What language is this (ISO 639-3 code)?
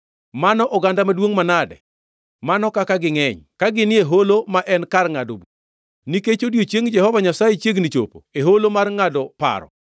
luo